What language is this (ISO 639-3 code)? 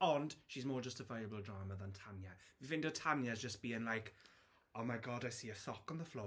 cym